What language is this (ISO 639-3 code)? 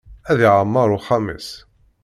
kab